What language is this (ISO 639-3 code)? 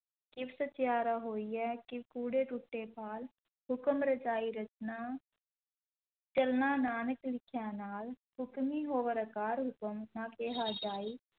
pan